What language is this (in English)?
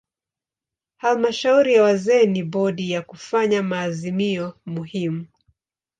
Swahili